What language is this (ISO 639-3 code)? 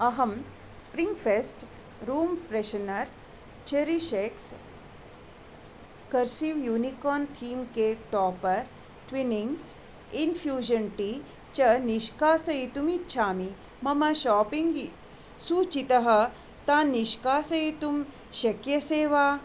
san